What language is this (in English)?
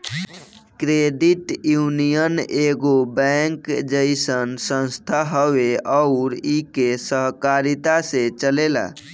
Bhojpuri